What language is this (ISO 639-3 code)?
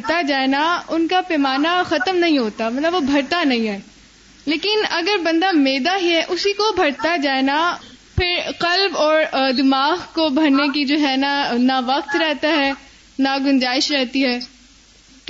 urd